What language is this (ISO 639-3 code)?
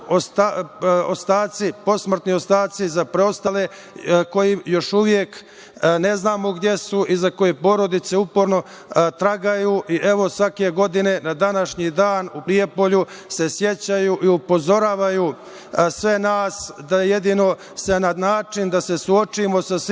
srp